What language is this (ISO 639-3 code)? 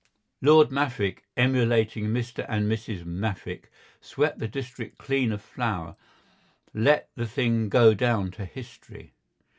eng